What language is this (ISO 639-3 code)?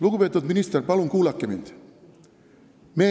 est